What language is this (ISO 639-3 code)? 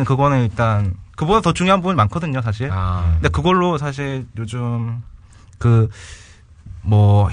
kor